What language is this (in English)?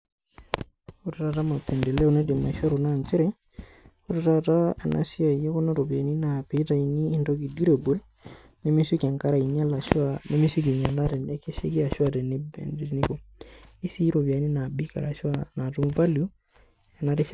Masai